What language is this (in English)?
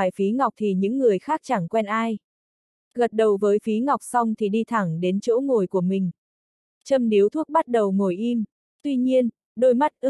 Vietnamese